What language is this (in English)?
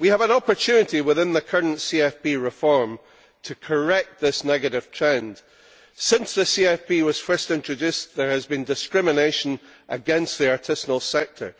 English